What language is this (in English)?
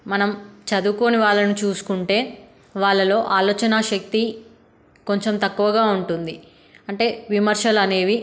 Telugu